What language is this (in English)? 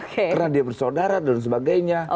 Indonesian